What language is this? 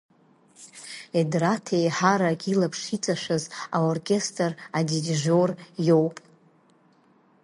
Abkhazian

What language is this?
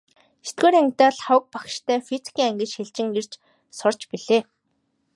Mongolian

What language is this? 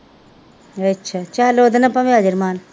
Punjabi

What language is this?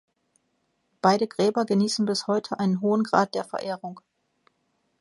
German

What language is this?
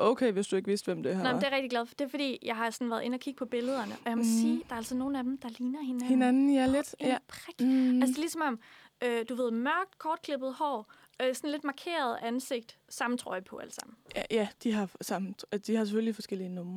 Danish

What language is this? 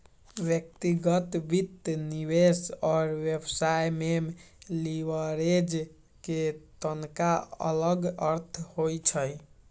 Magahi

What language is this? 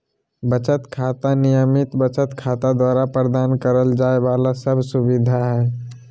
Magahi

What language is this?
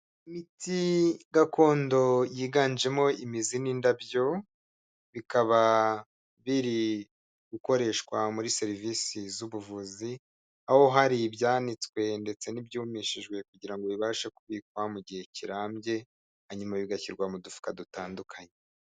Kinyarwanda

